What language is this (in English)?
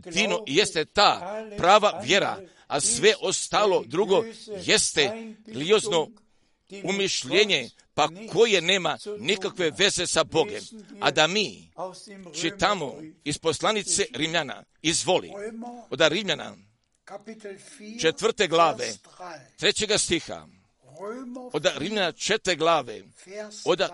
Croatian